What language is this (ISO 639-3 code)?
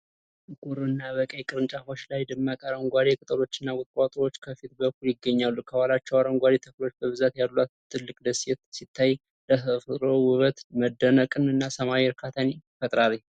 amh